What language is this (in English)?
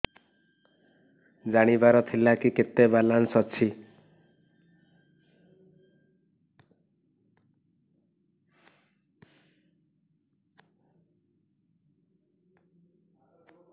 Odia